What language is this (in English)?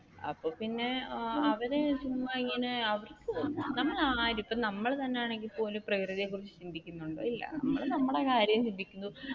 Malayalam